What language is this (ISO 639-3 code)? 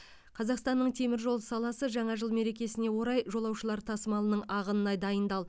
kaz